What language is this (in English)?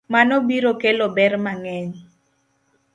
Luo (Kenya and Tanzania)